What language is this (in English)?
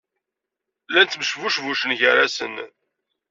Kabyle